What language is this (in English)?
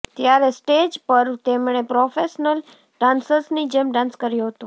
Gujarati